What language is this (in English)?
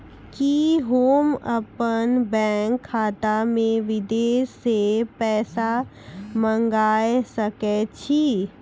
Maithili